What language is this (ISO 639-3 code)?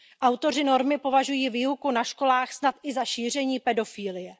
ces